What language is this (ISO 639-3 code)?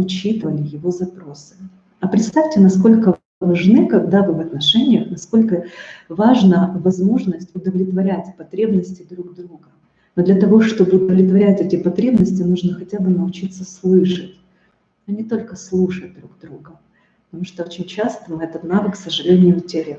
rus